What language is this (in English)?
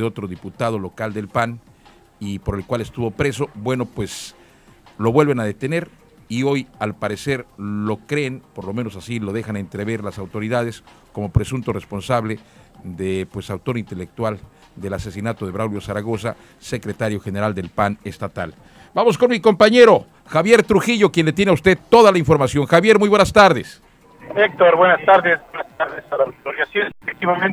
Spanish